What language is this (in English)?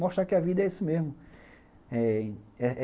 Portuguese